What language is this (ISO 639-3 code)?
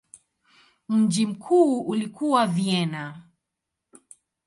swa